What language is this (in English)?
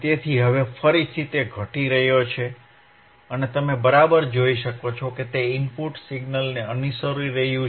Gujarati